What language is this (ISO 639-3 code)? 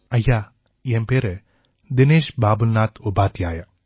tam